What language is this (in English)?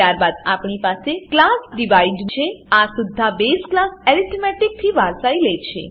Gujarati